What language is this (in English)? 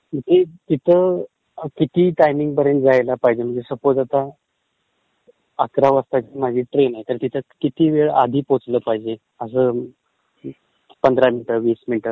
Marathi